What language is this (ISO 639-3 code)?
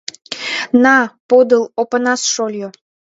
chm